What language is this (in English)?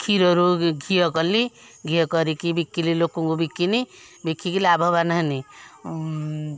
Odia